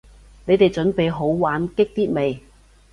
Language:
Cantonese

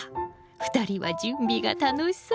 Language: Japanese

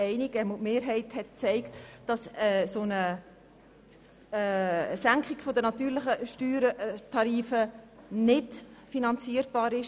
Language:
Swiss German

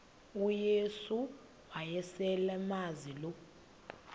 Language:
Xhosa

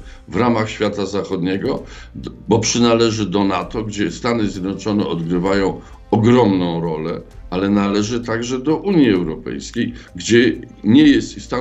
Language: Polish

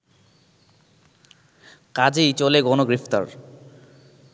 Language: Bangla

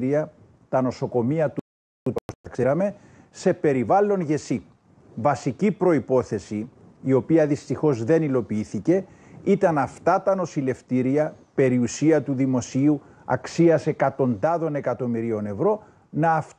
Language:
Greek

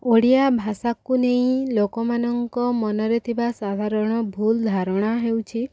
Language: Odia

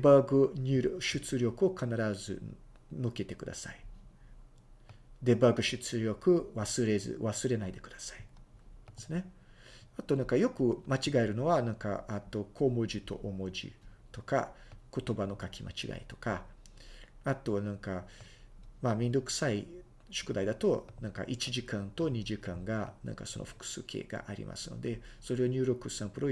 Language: Japanese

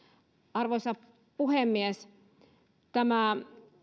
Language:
Finnish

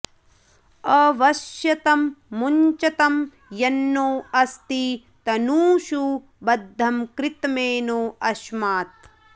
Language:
Sanskrit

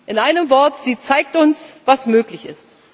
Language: German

